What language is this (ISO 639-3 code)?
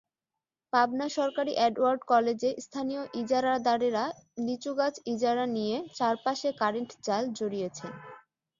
ben